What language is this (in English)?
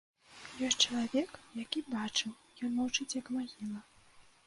Belarusian